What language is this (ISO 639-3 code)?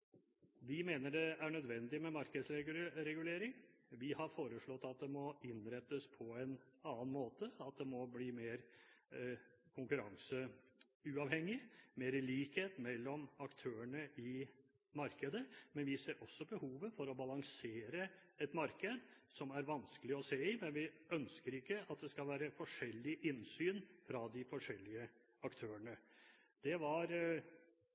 nob